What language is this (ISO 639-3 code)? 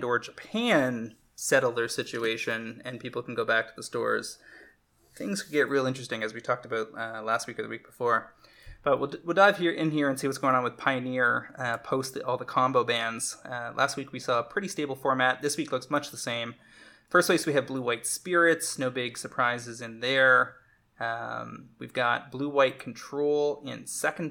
eng